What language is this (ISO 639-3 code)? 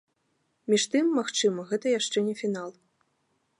bel